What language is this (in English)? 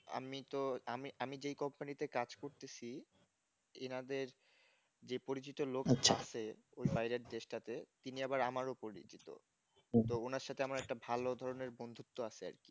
Bangla